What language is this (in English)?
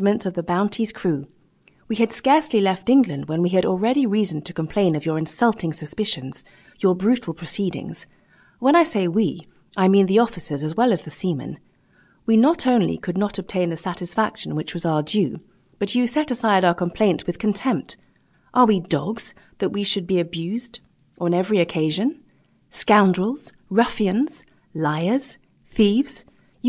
English